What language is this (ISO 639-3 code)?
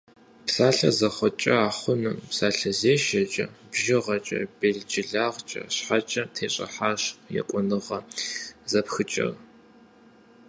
kbd